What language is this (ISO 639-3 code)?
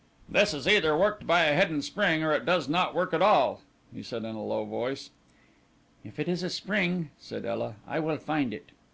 eng